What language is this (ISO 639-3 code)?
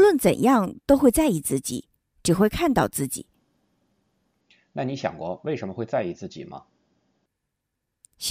zho